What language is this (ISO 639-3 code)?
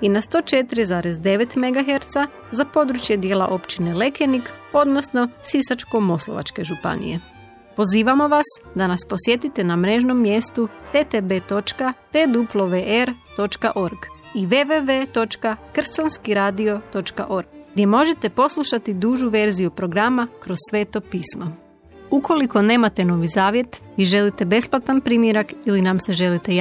hrv